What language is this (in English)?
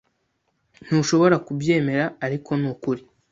Kinyarwanda